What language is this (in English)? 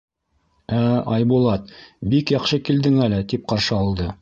Bashkir